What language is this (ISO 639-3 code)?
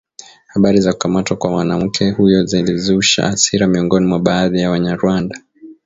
swa